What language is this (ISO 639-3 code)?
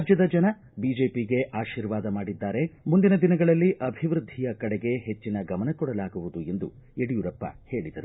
kan